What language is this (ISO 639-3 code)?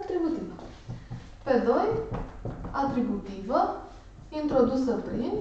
ron